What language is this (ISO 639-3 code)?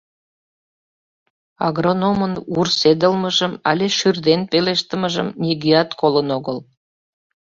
chm